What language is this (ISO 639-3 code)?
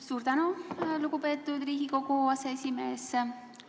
est